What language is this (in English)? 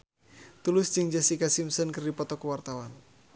Sundanese